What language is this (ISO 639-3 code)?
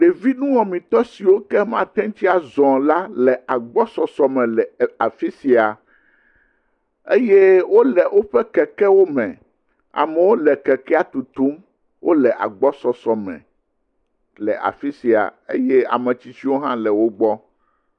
ewe